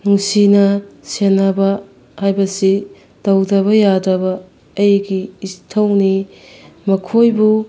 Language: Manipuri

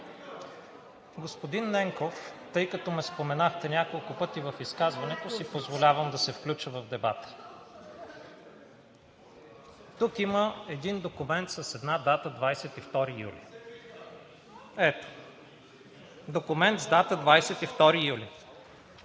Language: Bulgarian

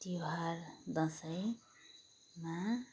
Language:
Nepali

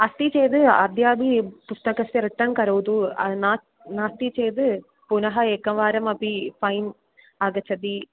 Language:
Sanskrit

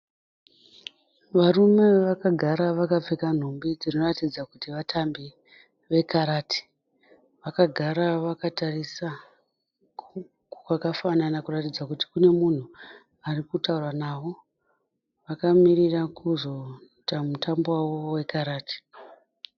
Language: Shona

